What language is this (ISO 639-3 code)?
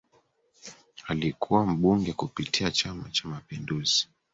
swa